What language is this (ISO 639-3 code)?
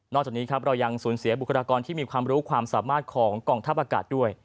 tha